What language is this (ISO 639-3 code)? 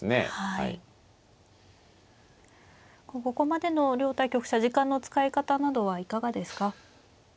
jpn